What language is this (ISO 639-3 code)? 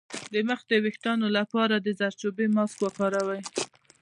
pus